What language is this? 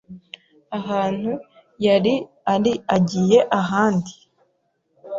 Kinyarwanda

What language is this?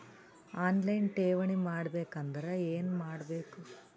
Kannada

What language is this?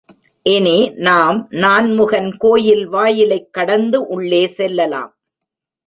Tamil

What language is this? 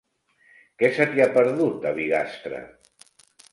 Catalan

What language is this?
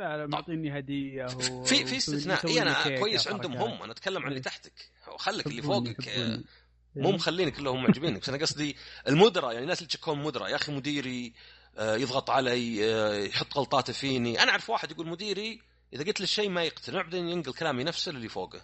Arabic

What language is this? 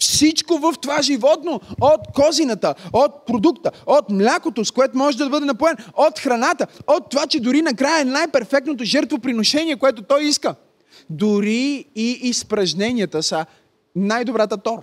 Bulgarian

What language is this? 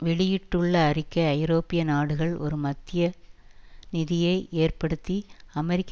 Tamil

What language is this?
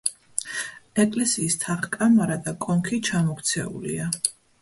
Georgian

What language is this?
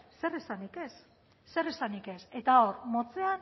Basque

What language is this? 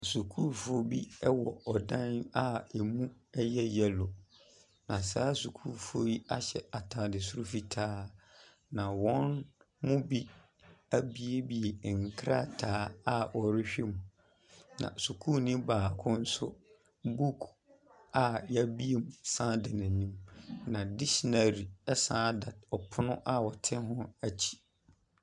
Akan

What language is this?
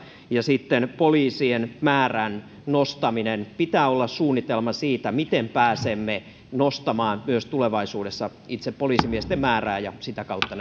Finnish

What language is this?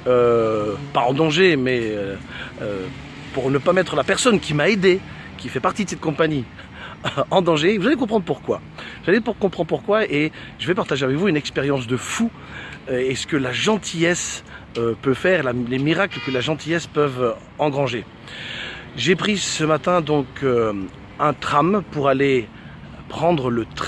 French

